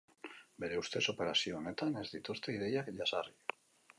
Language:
Basque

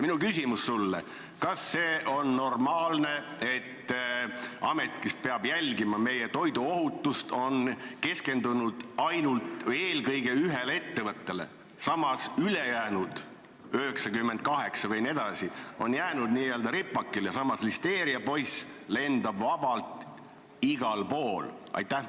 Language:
Estonian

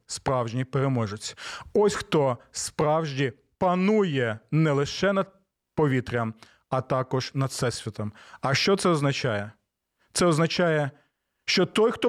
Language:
Ukrainian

